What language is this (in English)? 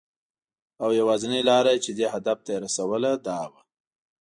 Pashto